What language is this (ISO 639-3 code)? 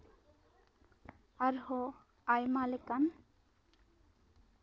sat